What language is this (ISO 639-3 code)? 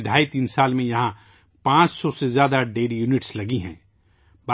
urd